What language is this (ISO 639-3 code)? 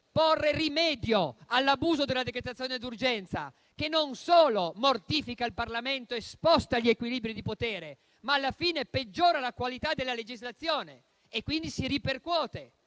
ita